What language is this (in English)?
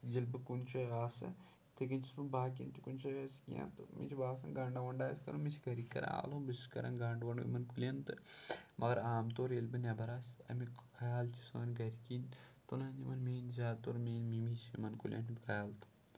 Kashmiri